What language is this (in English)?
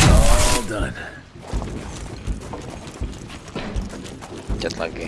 Indonesian